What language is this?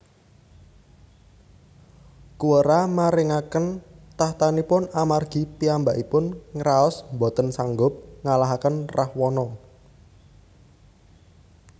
Javanese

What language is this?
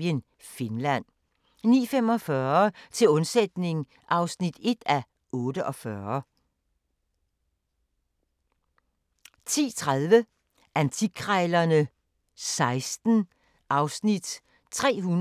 Danish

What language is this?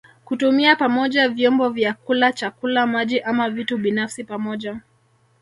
Swahili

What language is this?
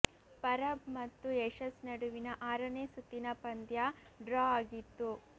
Kannada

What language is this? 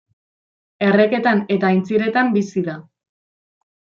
Basque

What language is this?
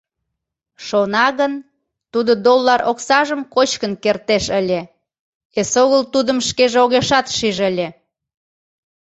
Mari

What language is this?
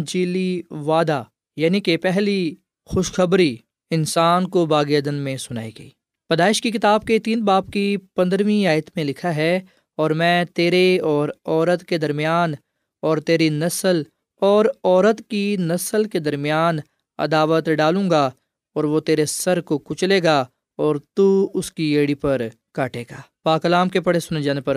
Urdu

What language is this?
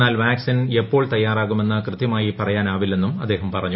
Malayalam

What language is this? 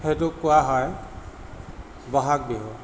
Assamese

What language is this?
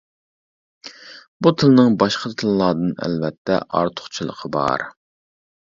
Uyghur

